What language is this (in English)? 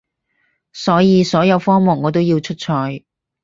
Cantonese